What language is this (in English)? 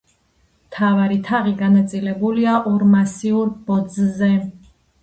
Georgian